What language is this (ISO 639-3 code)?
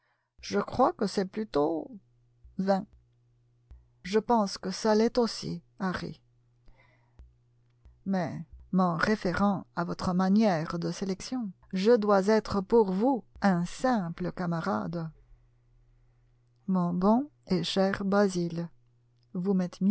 fra